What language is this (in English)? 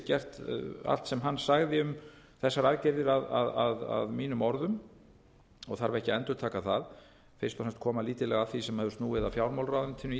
Icelandic